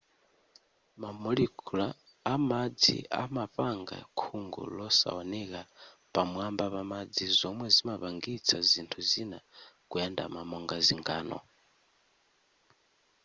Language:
Nyanja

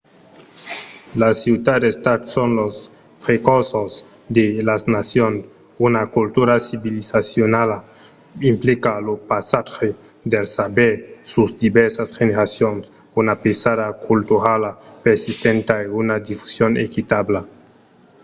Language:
Occitan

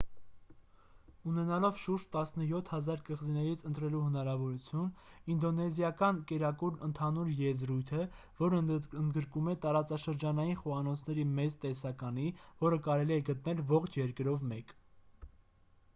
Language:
Armenian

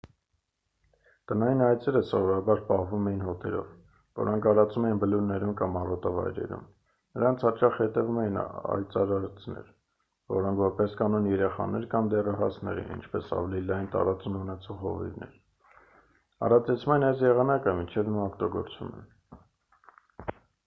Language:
Armenian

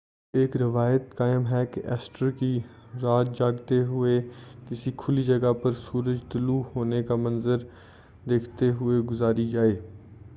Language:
Urdu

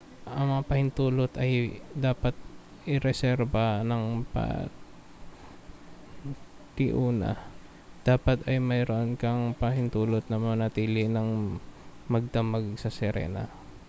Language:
Filipino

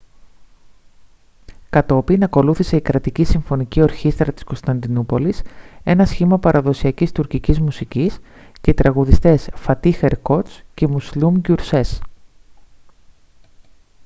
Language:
Greek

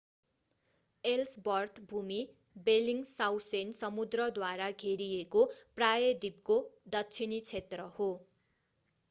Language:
Nepali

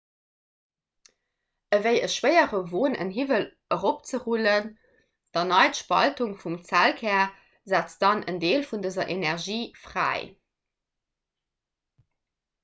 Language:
Luxembourgish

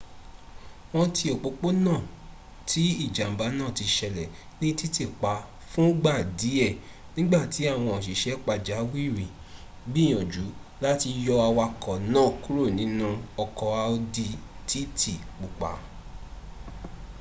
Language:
Yoruba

